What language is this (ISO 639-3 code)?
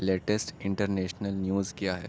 urd